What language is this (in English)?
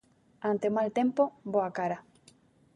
Galician